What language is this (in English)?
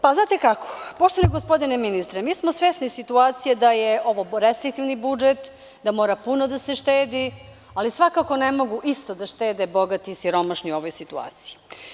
Serbian